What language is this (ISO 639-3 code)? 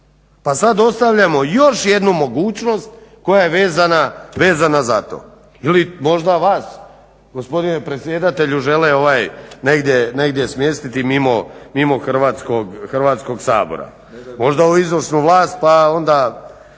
hrv